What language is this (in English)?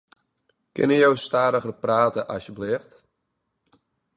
Western Frisian